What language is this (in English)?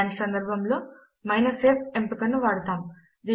Telugu